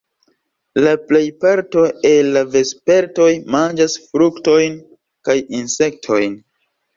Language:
Esperanto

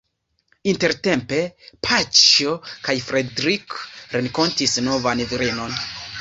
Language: Esperanto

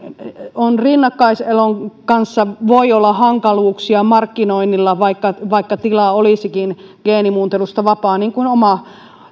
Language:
Finnish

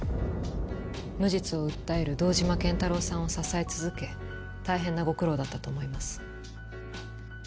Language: Japanese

